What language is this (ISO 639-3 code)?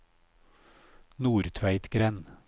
nor